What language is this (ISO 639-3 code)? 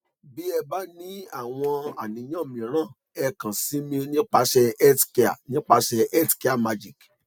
yor